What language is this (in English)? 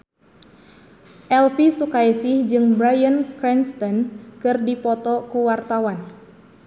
Sundanese